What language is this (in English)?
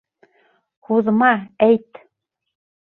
Bashkir